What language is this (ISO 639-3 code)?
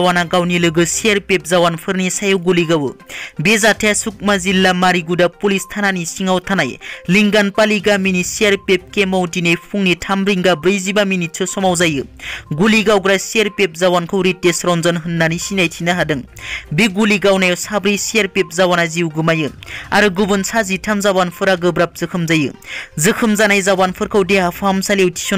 hin